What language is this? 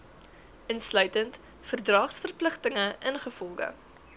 Afrikaans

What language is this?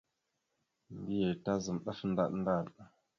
Mada (Cameroon)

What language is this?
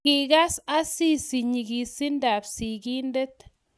Kalenjin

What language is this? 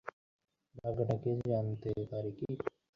Bangla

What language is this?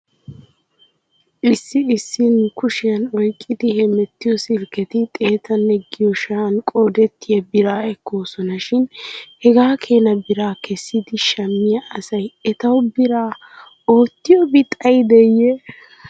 Wolaytta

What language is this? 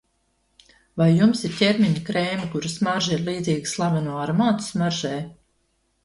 Latvian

